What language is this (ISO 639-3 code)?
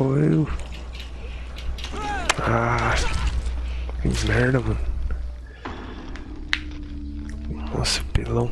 por